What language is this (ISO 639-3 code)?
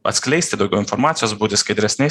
lit